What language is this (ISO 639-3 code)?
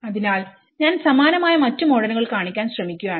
mal